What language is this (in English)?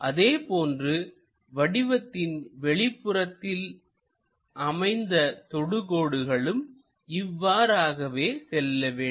Tamil